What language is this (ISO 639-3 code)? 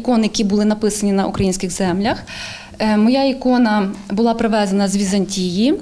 ukr